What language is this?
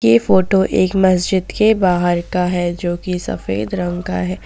Hindi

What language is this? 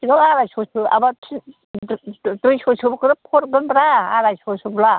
Bodo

